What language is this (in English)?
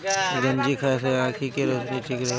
Bhojpuri